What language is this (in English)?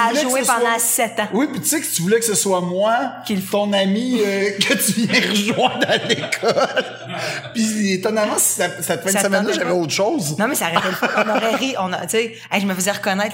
French